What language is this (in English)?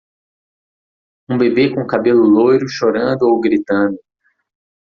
Portuguese